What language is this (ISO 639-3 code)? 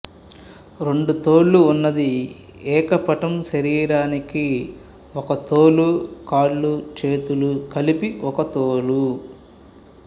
tel